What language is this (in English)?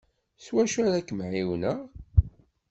Kabyle